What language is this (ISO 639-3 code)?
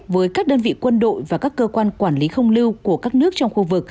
vie